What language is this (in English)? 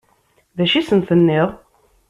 Kabyle